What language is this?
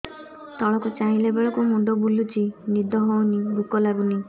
Odia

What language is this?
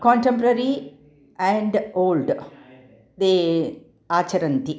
Sanskrit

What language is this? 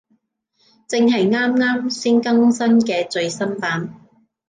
Cantonese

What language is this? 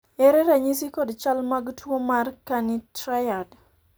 Luo (Kenya and Tanzania)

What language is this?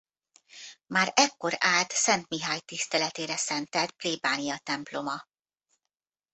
Hungarian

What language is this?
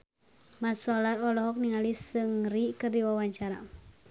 Sundanese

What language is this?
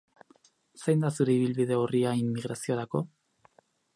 Basque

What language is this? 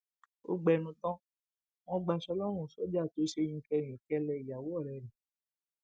Yoruba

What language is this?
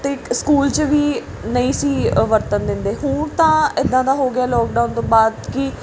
Punjabi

